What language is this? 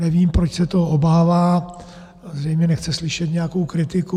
Czech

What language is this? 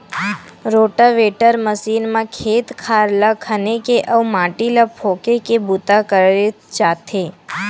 Chhattisgarhi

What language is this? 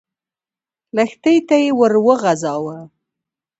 Pashto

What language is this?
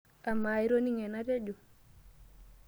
Masai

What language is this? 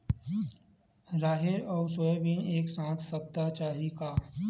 Chhattisgarhi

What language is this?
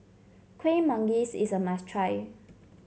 English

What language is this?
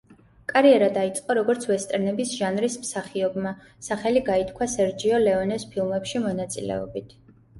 Georgian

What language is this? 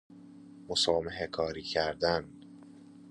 Persian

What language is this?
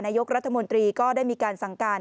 Thai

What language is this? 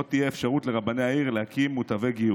Hebrew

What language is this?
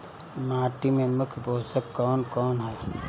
Bhojpuri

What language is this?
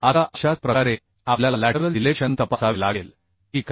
Marathi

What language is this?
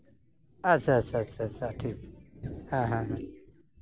Santali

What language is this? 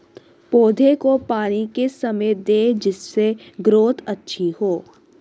Hindi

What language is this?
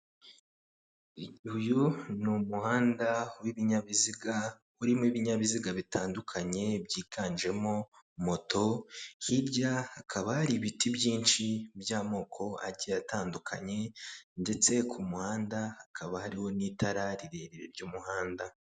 Kinyarwanda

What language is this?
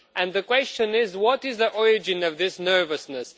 English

